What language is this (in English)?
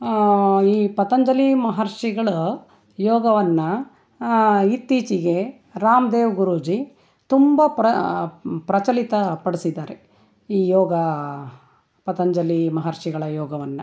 Kannada